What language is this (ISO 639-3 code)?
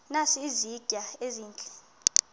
xho